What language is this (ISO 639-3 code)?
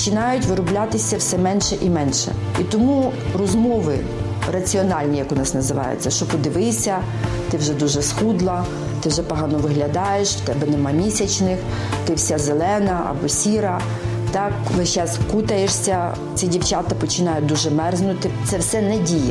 ukr